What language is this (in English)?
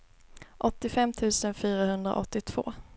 Swedish